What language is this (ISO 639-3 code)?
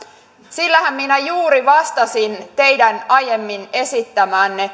fin